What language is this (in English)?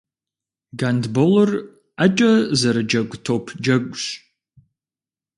Kabardian